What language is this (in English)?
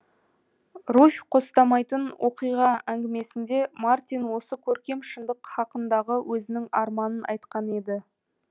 Kazakh